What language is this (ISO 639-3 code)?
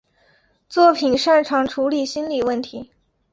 zho